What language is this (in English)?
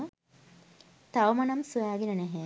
Sinhala